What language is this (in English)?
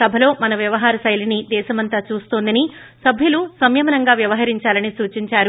Telugu